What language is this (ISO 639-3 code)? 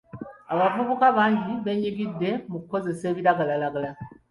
lug